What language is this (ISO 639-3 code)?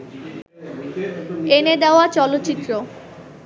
ben